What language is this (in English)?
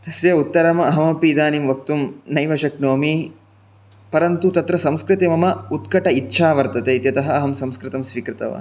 Sanskrit